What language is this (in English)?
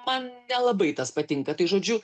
Lithuanian